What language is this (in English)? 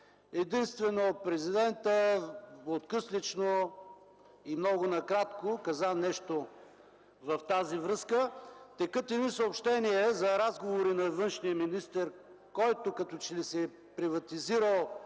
Bulgarian